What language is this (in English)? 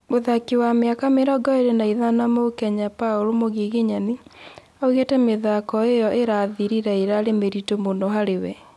Kikuyu